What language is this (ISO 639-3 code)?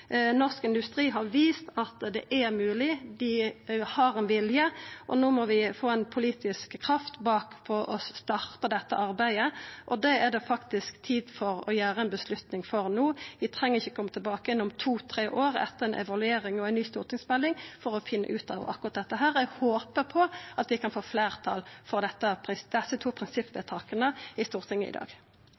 nor